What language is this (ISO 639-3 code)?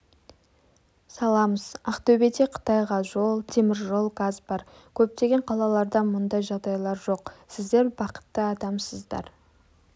kaz